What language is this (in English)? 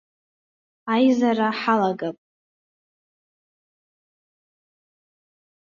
Abkhazian